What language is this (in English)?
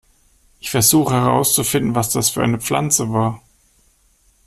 German